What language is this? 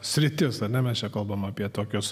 Lithuanian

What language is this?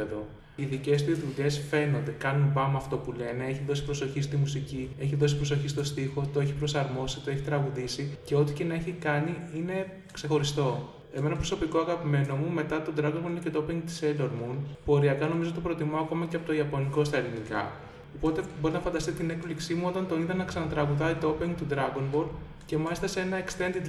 Greek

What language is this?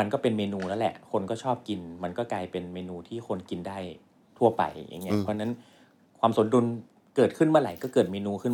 Thai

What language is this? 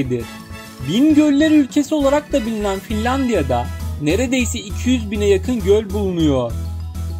Turkish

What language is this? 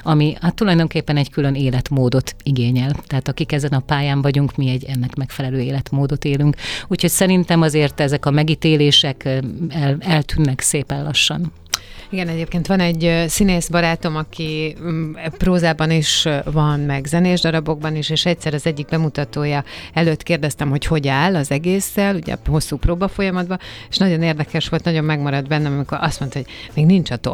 Hungarian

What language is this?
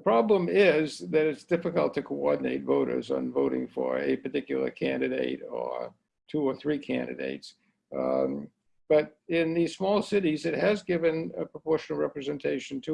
English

